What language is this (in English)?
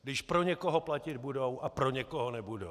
Czech